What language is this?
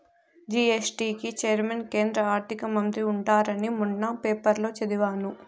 Telugu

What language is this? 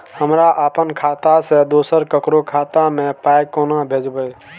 Maithili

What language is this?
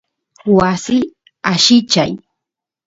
Santiago del Estero Quichua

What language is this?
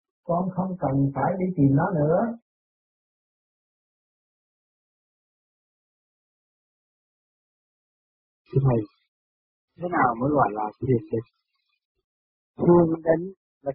Vietnamese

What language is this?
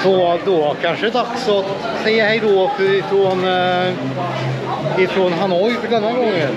Swedish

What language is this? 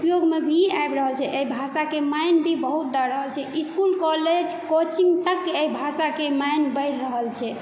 Maithili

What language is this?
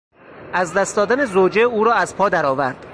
Persian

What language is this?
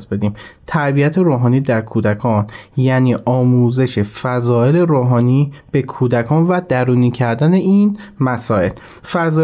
Persian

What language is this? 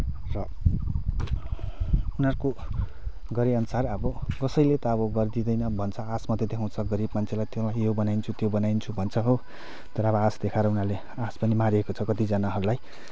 Nepali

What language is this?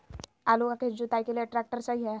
Magahi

